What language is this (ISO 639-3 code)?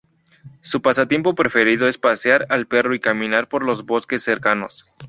spa